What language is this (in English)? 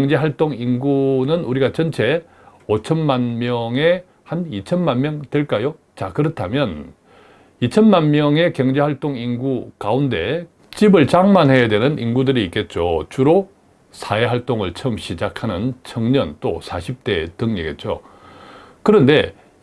Korean